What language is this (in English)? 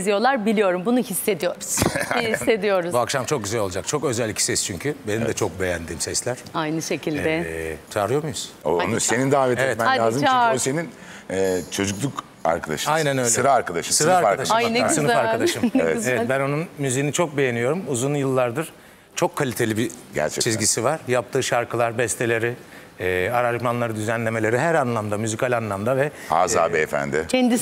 Turkish